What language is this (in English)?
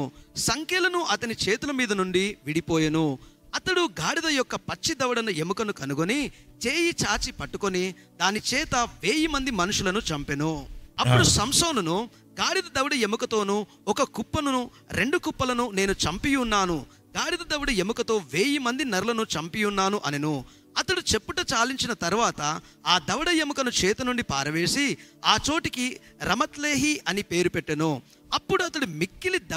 Telugu